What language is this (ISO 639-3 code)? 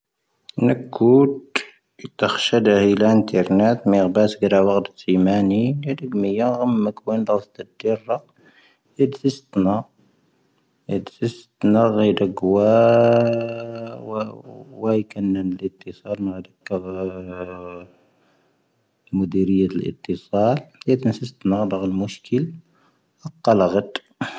thv